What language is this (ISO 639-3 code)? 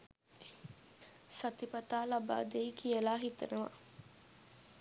sin